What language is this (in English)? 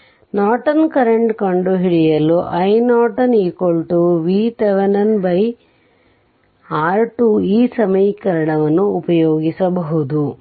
Kannada